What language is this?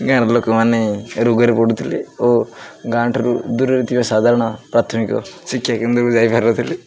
Odia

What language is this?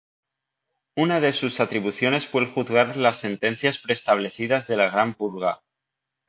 Spanish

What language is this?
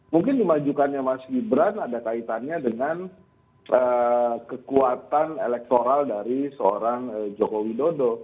Indonesian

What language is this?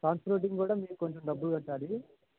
Telugu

